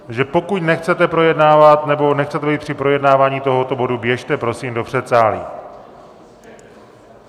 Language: Czech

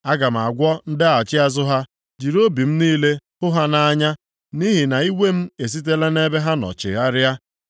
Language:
Igbo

